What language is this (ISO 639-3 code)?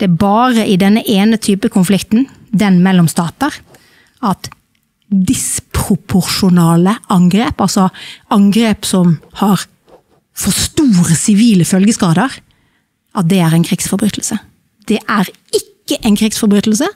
nor